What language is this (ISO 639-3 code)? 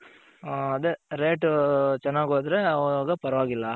kan